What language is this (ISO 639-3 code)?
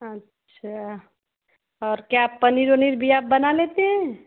hin